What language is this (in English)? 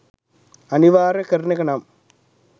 Sinhala